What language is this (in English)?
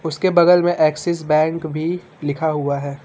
Hindi